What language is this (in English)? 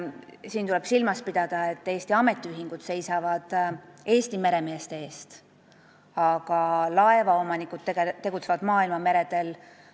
Estonian